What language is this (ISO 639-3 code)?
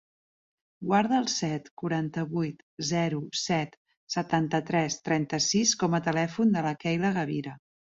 cat